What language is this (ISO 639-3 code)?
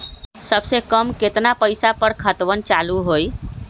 mag